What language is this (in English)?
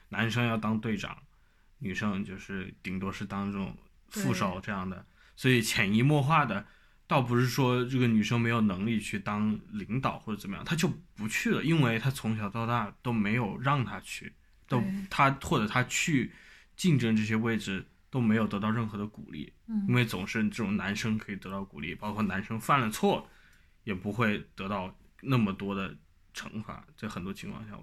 Chinese